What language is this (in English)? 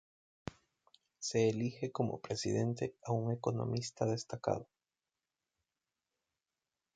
Spanish